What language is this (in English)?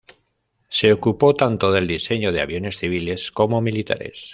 Spanish